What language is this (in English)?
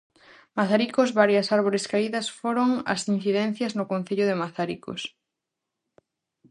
Galician